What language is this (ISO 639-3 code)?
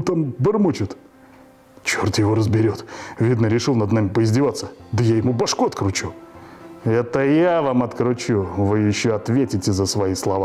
rus